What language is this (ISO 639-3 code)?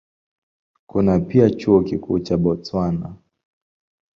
swa